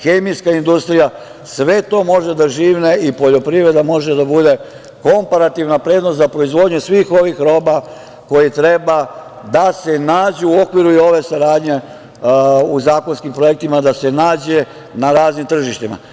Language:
Serbian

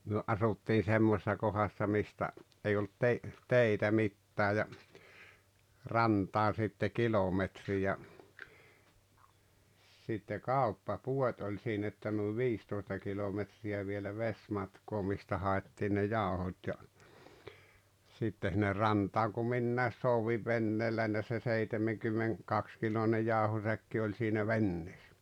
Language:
Finnish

